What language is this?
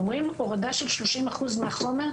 Hebrew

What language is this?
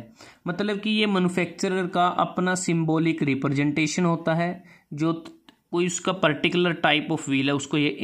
Hindi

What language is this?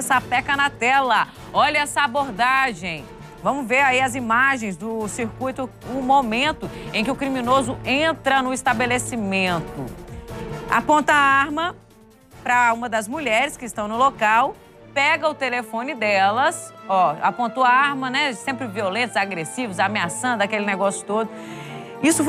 Portuguese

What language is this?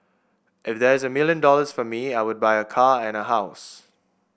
English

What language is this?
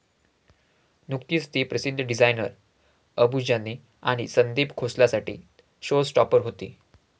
Marathi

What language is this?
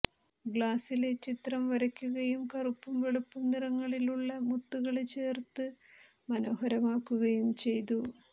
Malayalam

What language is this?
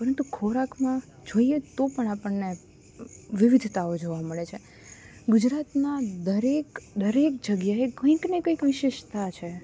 Gujarati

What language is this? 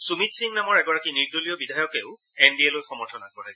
Assamese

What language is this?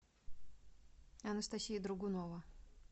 Russian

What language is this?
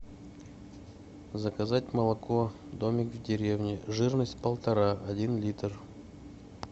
Russian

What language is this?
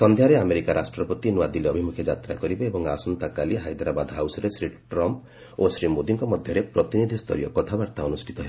Odia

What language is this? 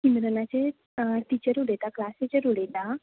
Konkani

